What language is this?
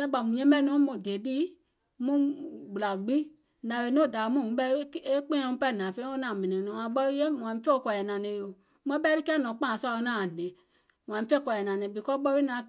Gola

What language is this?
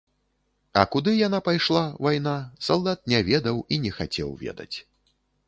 Belarusian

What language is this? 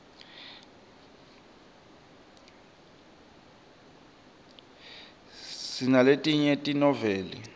Swati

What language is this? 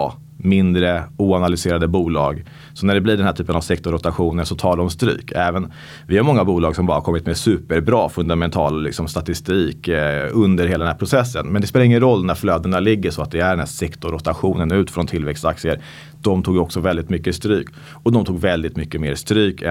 Swedish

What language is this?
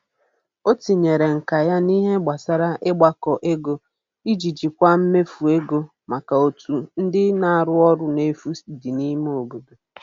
Igbo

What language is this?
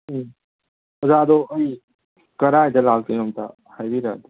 Manipuri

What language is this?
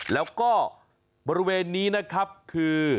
Thai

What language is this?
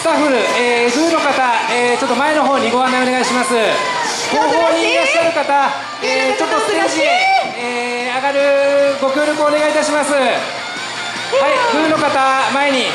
Japanese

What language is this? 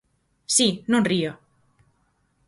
Galician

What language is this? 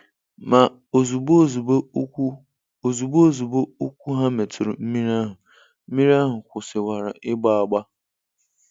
Igbo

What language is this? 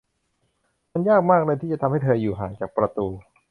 Thai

